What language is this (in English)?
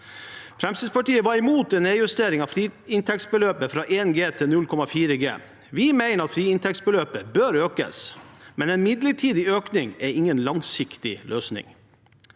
Norwegian